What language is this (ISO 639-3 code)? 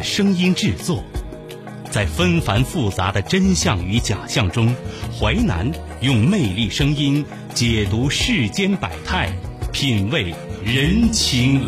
zho